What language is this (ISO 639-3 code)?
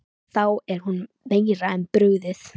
isl